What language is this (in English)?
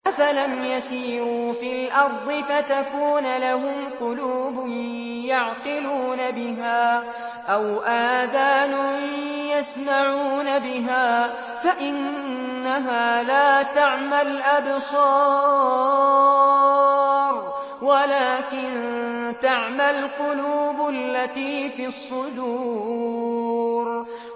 Arabic